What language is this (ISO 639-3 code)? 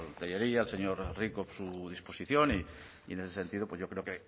spa